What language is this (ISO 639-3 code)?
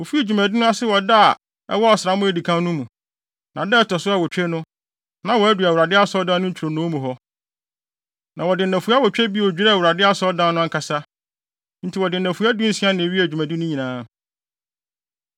aka